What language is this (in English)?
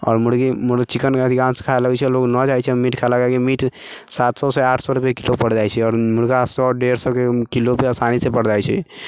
Maithili